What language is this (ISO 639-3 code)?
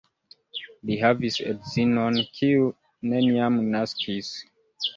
epo